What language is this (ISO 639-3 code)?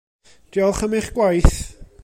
cym